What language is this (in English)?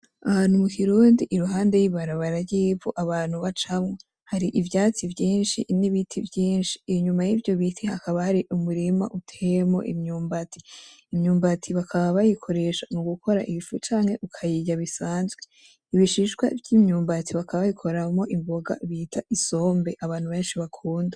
Rundi